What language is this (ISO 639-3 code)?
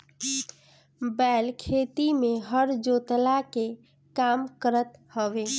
bho